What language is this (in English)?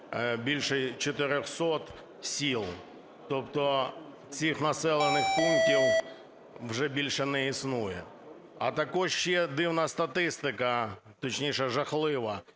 Ukrainian